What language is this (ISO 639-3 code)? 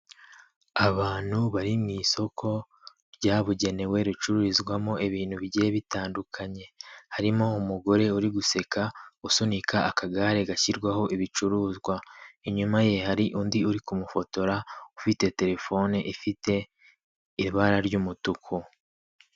kin